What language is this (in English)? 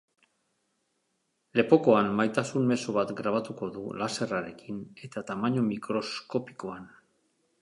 Basque